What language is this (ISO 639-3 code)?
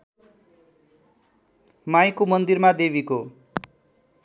nep